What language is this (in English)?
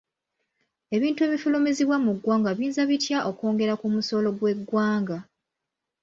Ganda